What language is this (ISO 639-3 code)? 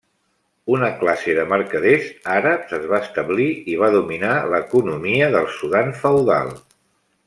cat